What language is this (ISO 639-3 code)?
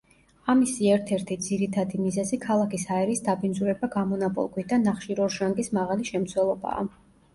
kat